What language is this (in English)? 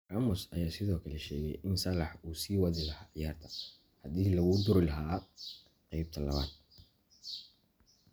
Somali